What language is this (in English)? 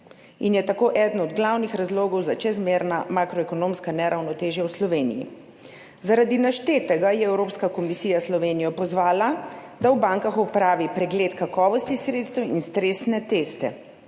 Slovenian